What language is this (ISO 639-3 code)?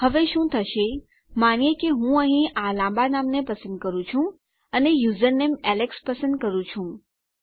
guj